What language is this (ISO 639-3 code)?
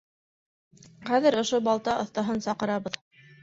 bak